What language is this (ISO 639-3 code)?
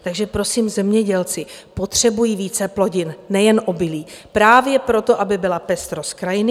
ces